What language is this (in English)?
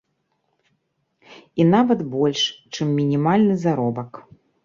Belarusian